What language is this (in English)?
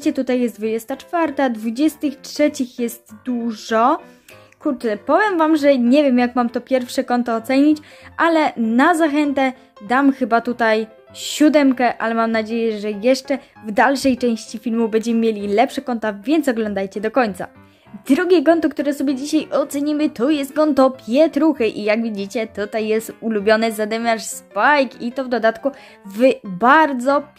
Polish